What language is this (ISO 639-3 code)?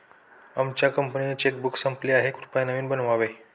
mar